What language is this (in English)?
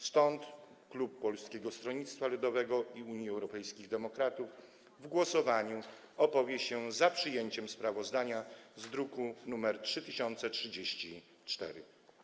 Polish